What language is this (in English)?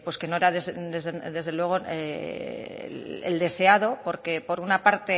Spanish